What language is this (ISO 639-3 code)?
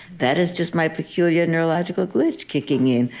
eng